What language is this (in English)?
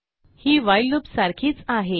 Marathi